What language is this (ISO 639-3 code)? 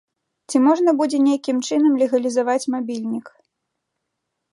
bel